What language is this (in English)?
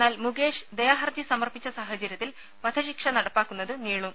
Malayalam